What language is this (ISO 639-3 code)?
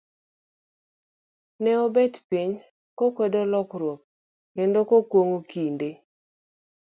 luo